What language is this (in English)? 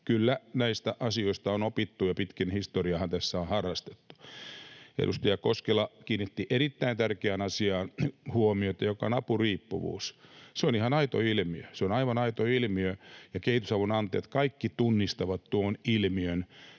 Finnish